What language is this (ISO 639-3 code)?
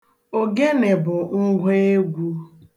ibo